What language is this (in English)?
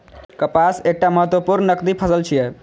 Maithili